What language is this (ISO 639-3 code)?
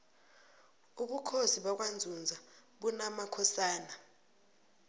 nbl